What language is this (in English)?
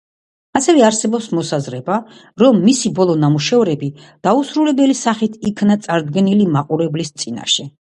Georgian